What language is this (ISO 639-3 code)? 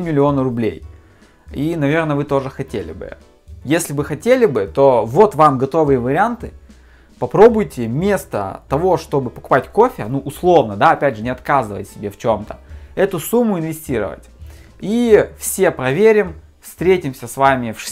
rus